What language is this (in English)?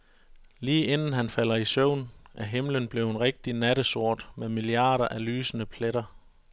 Danish